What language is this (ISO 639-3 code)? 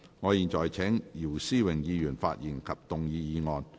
yue